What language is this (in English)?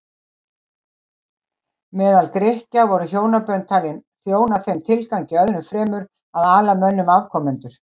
Icelandic